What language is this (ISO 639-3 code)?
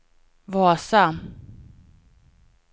swe